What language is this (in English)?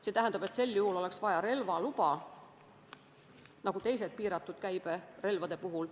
Estonian